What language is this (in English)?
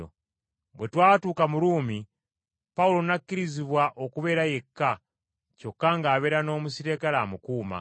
Ganda